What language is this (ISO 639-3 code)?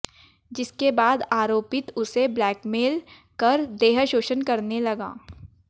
hin